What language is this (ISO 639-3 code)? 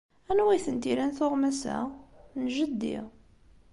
kab